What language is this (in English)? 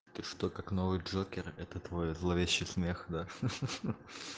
Russian